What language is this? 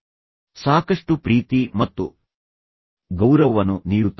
Kannada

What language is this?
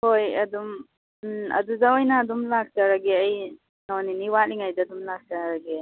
Manipuri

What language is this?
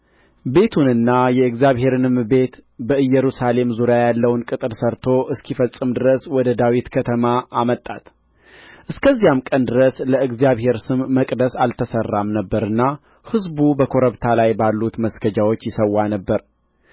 Amharic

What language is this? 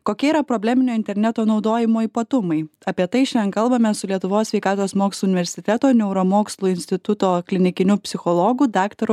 Lithuanian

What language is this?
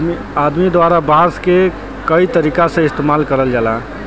Bhojpuri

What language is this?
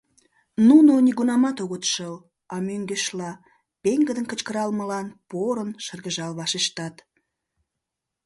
Mari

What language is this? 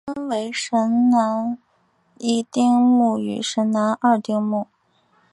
Chinese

